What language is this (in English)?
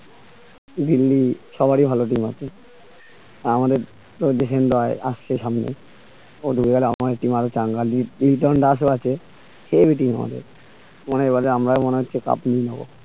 Bangla